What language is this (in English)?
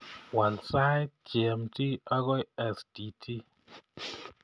Kalenjin